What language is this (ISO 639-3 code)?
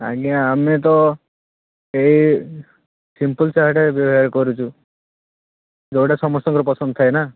ori